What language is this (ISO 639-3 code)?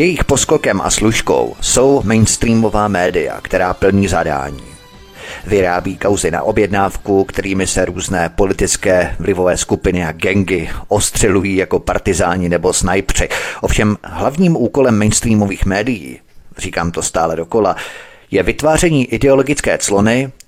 ces